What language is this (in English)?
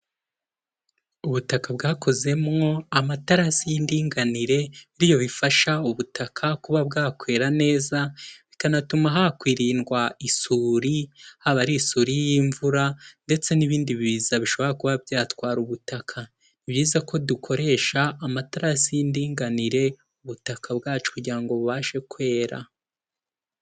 Kinyarwanda